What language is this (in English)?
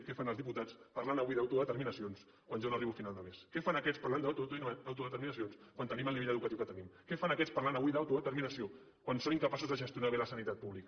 Catalan